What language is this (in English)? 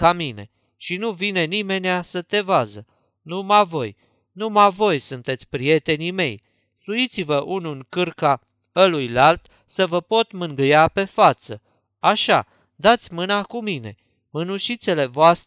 Romanian